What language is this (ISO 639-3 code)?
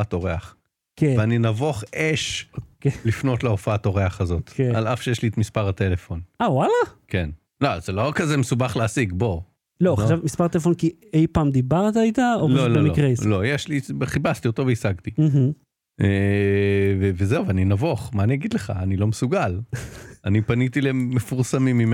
heb